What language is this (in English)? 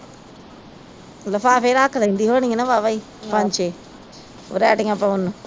Punjabi